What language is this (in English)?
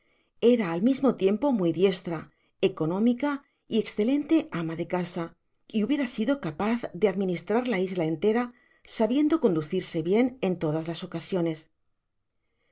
Spanish